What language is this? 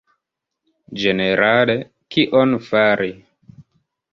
Esperanto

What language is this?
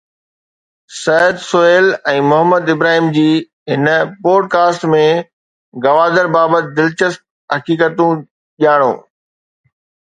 Sindhi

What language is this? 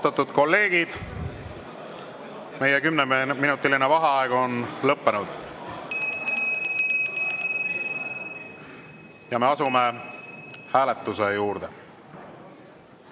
Estonian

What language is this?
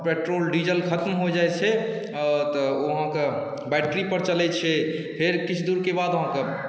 Maithili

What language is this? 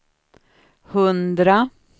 Swedish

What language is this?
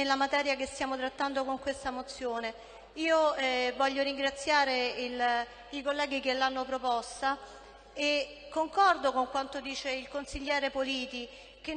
Italian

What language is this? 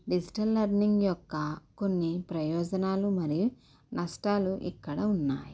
Telugu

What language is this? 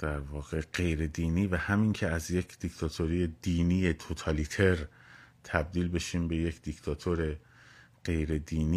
Persian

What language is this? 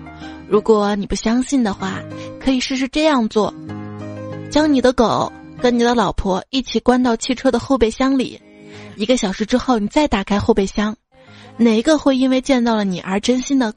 Chinese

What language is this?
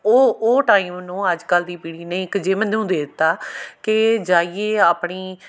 Punjabi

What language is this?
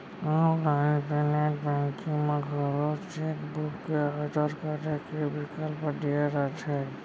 Chhattisgarhi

